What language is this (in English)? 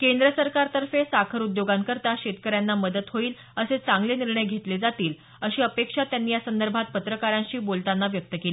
Marathi